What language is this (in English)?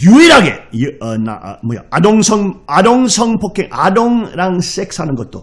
Korean